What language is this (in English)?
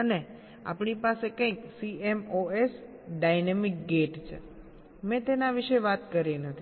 Gujarati